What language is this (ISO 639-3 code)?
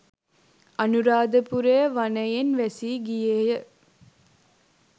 sin